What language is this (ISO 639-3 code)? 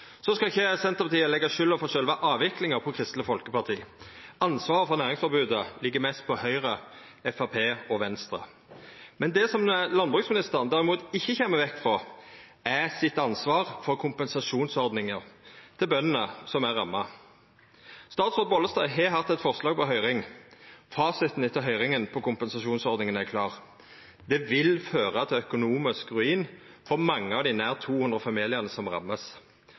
nno